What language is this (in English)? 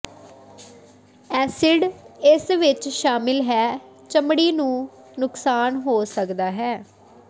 Punjabi